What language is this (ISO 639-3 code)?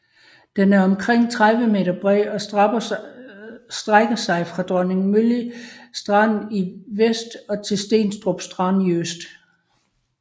dan